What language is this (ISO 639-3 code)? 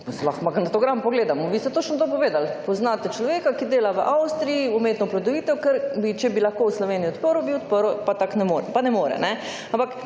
slv